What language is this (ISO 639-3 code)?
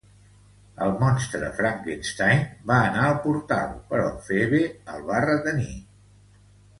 cat